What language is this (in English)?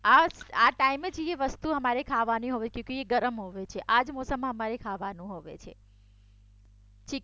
Gujarati